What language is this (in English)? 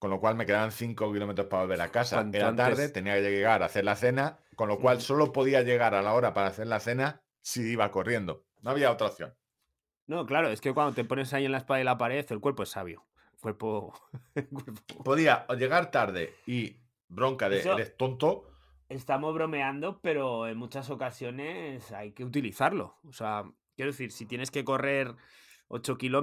Spanish